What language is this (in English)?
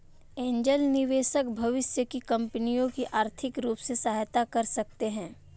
Hindi